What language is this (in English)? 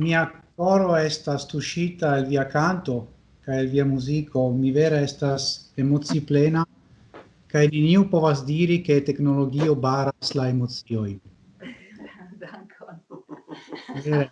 Italian